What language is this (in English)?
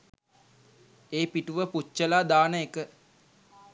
Sinhala